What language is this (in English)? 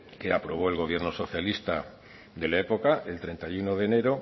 Spanish